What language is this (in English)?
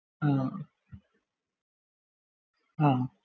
Malayalam